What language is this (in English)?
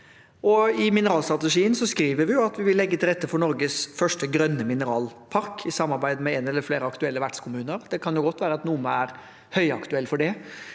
Norwegian